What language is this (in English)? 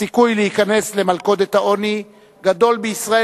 Hebrew